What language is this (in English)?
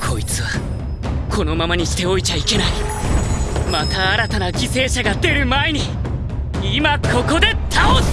Japanese